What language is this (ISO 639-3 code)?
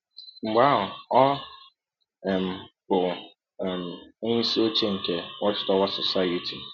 ibo